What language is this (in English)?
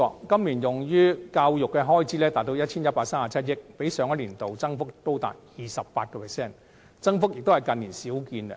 Cantonese